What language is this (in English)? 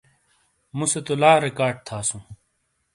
Shina